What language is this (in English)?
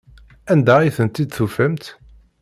Kabyle